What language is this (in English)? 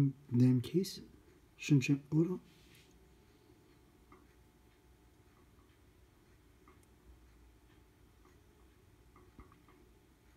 Turkish